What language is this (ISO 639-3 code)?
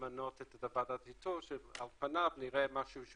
heb